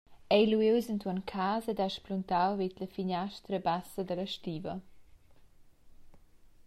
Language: Romansh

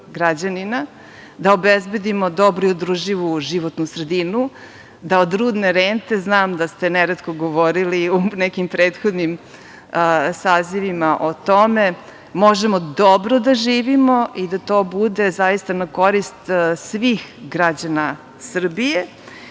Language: Serbian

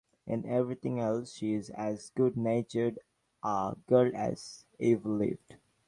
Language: English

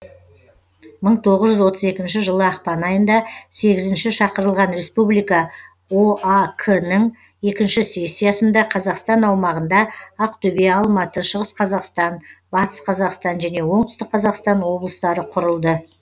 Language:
Kazakh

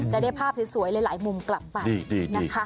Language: Thai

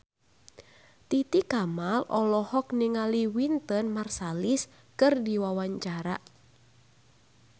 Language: Sundanese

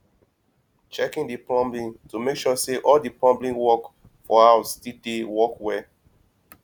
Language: Nigerian Pidgin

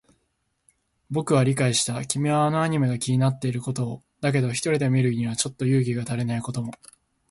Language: Japanese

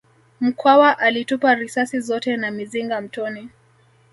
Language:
Swahili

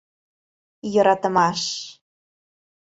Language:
Mari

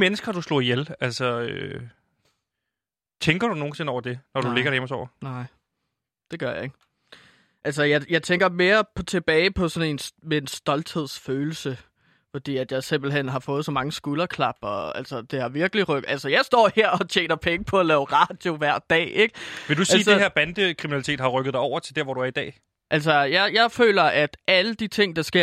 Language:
Danish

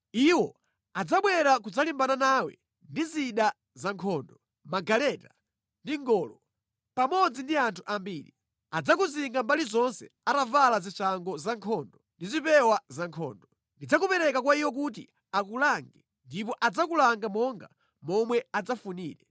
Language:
Nyanja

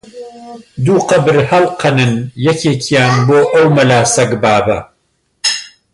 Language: Central Kurdish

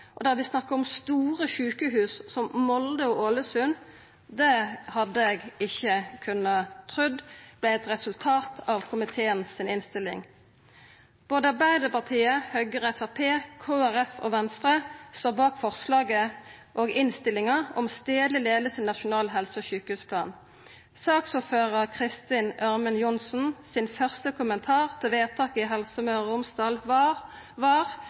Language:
Norwegian Nynorsk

